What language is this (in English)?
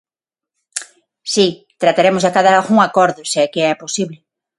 Galician